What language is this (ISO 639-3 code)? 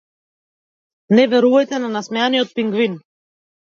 mkd